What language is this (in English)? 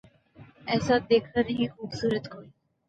Urdu